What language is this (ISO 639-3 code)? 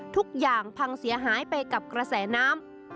tha